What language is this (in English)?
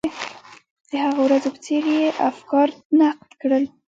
Pashto